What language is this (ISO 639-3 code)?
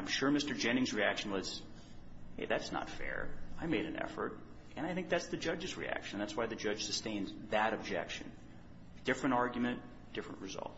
eng